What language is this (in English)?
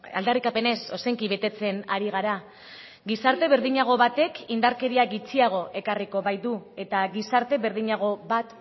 Basque